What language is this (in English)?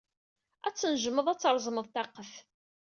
Kabyle